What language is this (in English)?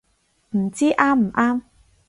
Cantonese